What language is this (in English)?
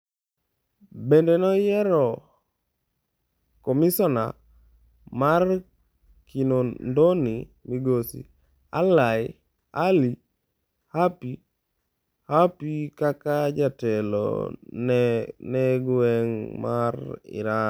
Luo (Kenya and Tanzania)